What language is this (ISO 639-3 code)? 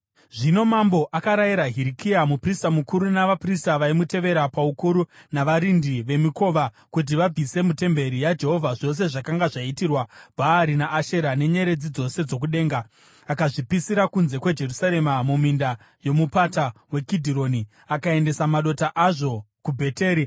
sna